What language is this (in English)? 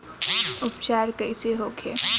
Bhojpuri